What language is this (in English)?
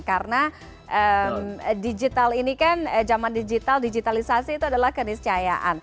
Indonesian